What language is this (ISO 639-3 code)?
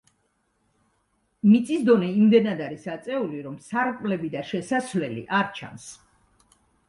kat